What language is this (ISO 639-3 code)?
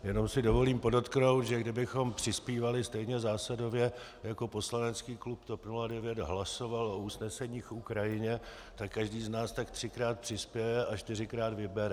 ces